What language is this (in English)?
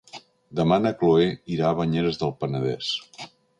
Catalan